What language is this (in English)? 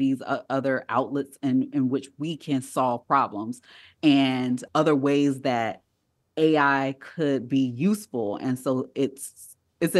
English